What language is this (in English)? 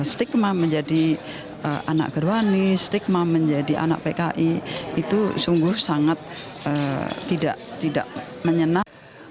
Indonesian